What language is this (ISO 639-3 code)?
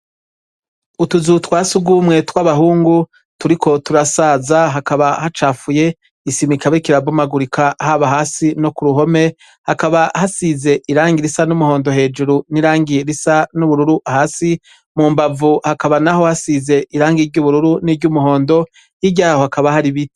run